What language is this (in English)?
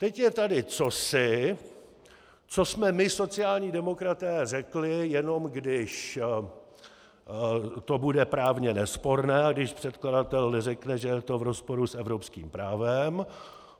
Czech